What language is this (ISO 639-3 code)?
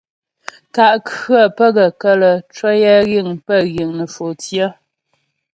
bbj